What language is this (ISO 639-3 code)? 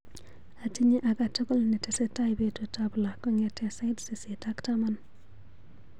kln